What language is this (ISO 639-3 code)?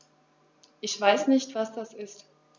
deu